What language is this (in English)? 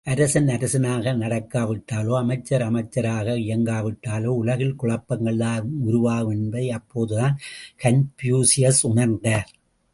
Tamil